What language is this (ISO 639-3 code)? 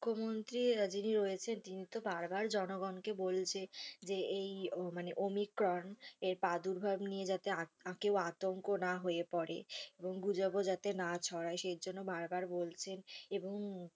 ben